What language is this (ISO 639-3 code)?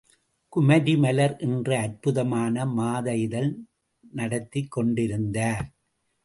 tam